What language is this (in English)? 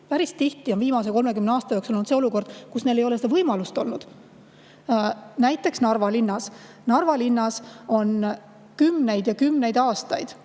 Estonian